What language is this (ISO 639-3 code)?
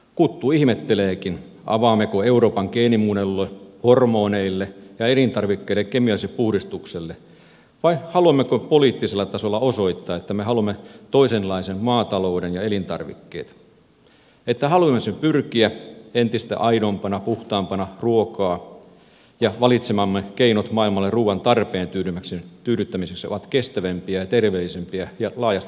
fin